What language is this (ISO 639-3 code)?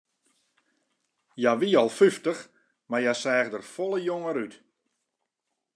fry